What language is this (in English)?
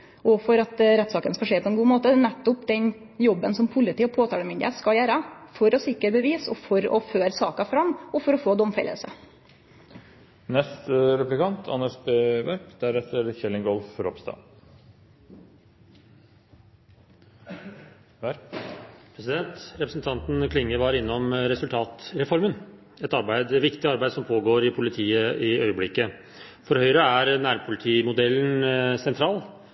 Norwegian